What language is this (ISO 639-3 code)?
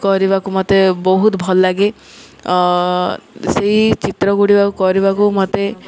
ori